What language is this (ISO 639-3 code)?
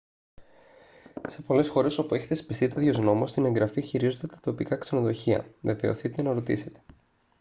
ell